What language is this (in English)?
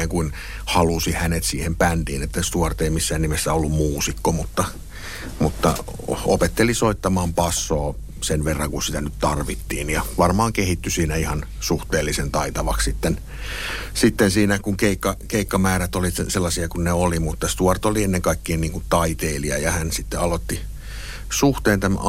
Finnish